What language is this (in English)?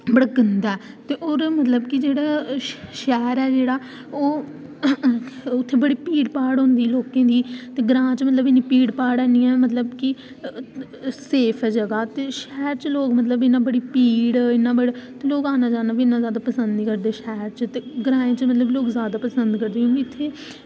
Dogri